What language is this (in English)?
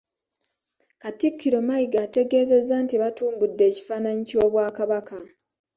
Ganda